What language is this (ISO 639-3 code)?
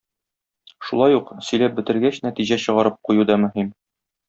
tat